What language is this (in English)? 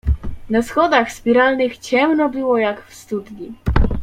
Polish